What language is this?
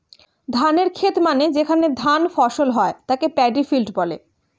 Bangla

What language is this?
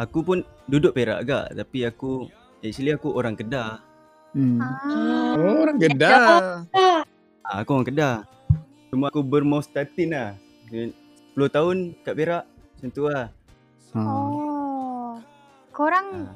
Malay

